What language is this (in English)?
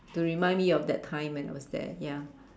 English